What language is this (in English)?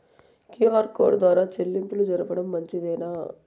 Telugu